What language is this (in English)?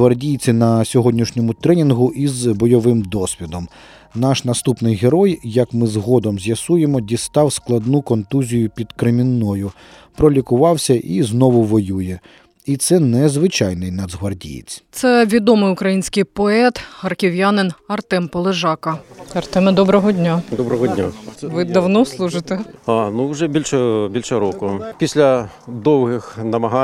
Ukrainian